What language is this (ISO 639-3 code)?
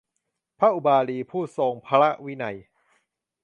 tha